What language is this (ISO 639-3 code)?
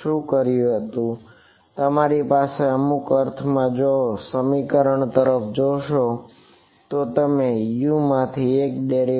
guj